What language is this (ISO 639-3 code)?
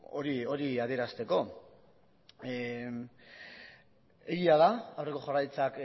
eus